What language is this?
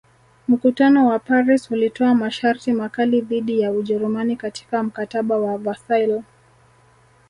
Swahili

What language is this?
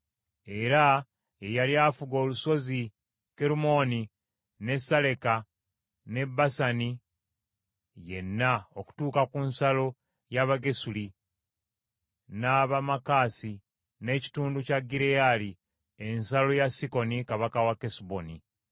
Ganda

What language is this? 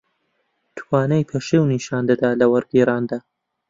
Central Kurdish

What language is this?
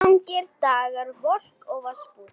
Icelandic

